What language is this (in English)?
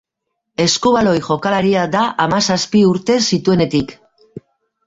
Basque